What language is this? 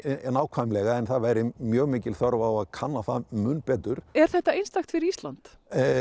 Icelandic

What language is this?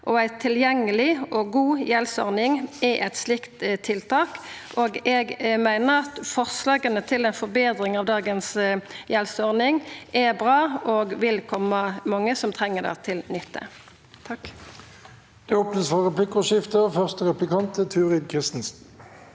Norwegian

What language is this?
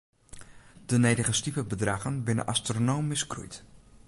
Western Frisian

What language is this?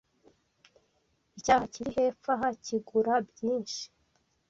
Kinyarwanda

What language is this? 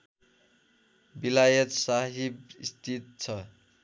Nepali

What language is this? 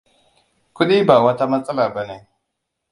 Hausa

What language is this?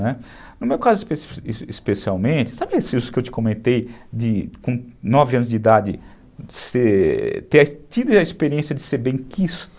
Portuguese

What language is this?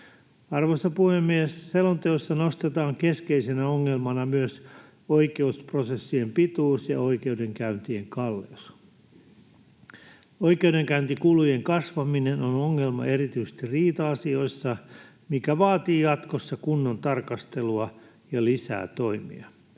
Finnish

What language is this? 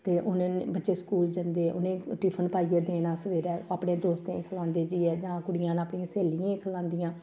Dogri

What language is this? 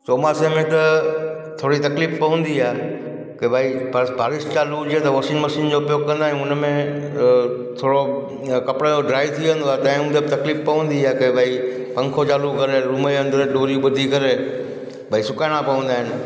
Sindhi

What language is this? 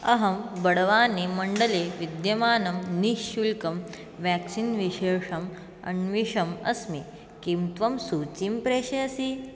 Sanskrit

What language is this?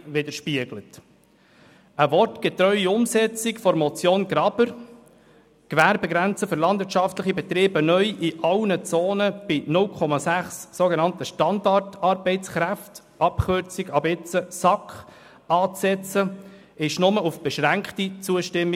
Swiss German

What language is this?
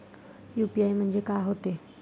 Marathi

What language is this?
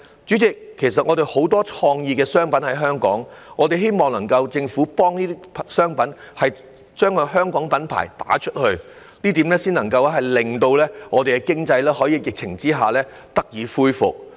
Cantonese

